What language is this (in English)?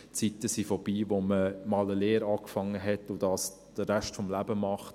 Swiss German